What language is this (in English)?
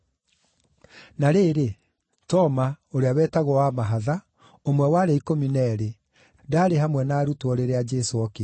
Kikuyu